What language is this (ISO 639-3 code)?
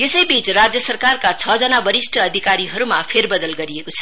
nep